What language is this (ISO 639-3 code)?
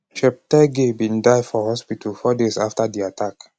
pcm